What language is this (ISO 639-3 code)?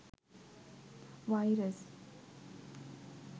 sin